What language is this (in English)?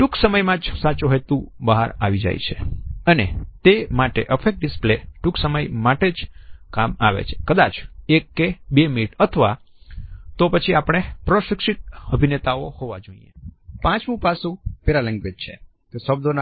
Gujarati